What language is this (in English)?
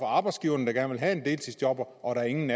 Danish